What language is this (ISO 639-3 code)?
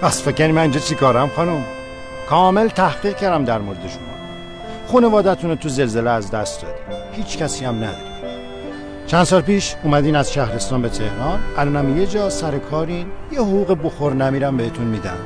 fas